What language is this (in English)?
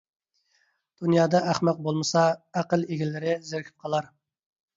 Uyghur